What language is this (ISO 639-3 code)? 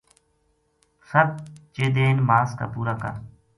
gju